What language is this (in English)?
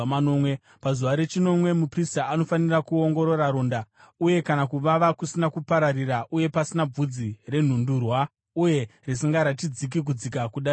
Shona